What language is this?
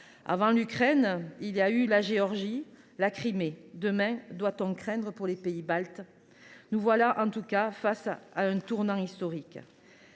French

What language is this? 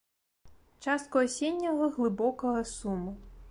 Belarusian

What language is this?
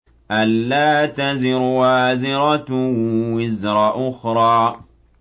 Arabic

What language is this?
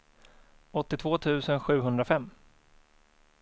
Swedish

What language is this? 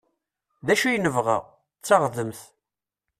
Kabyle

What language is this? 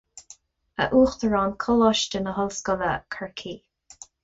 Irish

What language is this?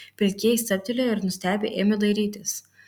Lithuanian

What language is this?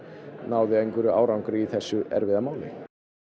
Icelandic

